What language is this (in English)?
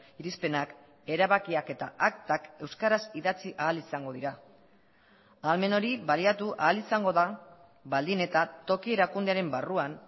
Basque